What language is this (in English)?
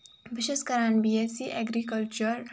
Kashmiri